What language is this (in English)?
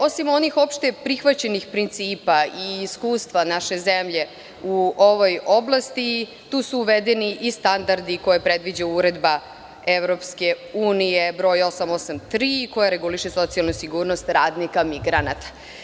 Serbian